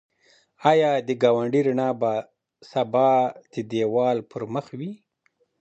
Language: Pashto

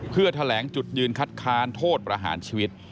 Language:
Thai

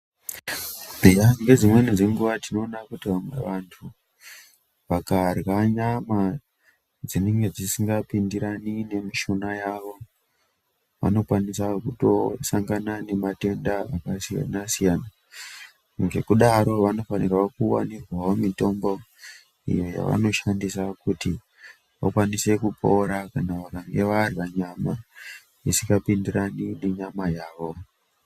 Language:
Ndau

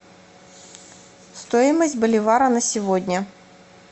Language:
Russian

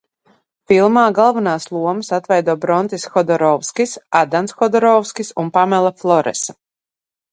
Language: Latvian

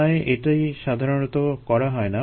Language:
Bangla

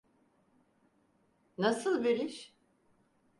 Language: Turkish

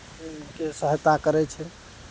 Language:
Maithili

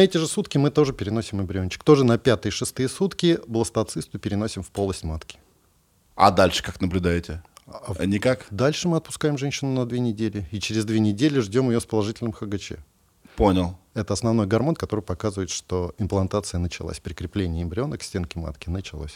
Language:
Russian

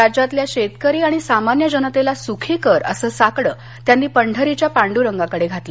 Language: Marathi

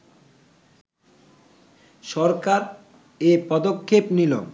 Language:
Bangla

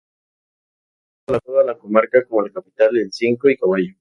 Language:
Spanish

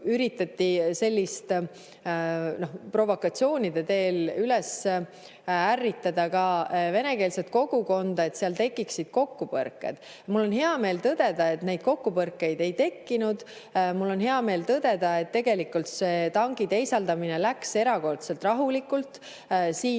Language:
Estonian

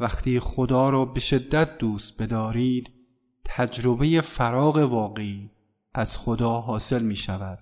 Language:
Persian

